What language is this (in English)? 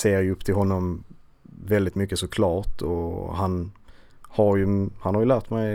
Swedish